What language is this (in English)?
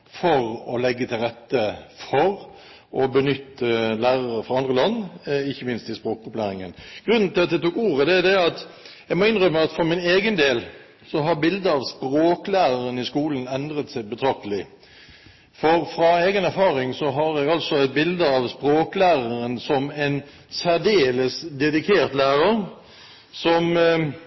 Norwegian Bokmål